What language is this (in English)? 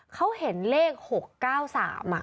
Thai